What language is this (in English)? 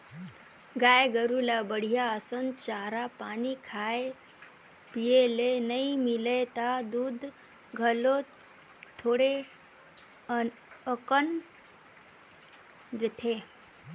Chhattisgarhi